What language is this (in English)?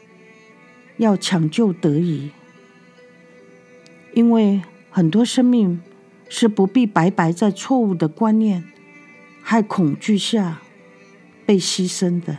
Chinese